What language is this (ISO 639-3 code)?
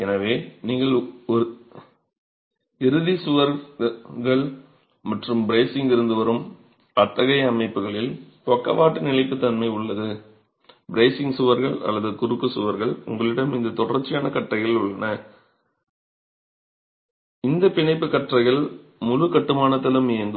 tam